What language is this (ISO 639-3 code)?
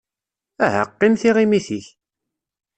kab